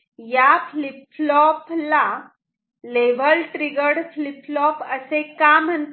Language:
Marathi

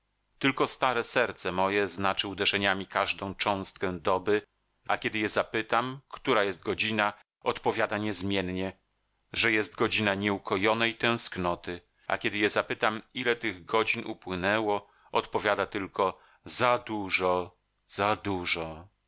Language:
Polish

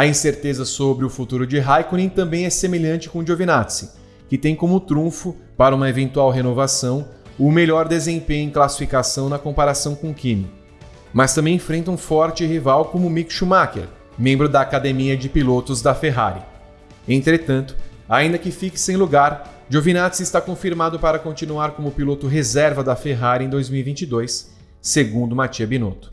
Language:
Portuguese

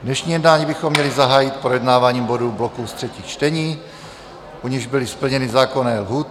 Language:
Czech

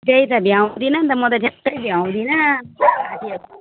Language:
Nepali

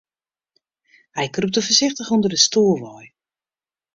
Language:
Western Frisian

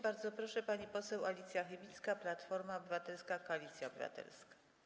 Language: Polish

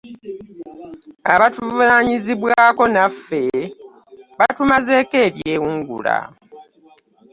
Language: Ganda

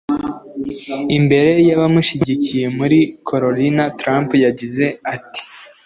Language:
Kinyarwanda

